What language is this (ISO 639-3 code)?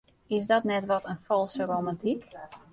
fry